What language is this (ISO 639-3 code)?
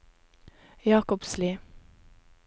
nor